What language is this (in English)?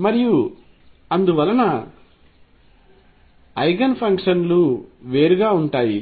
Telugu